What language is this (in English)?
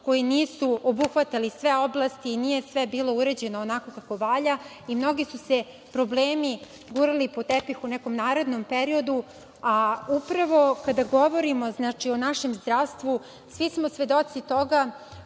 Serbian